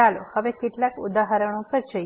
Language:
Gujarati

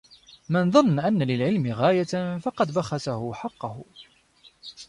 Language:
Arabic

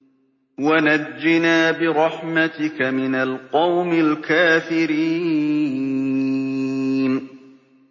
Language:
Arabic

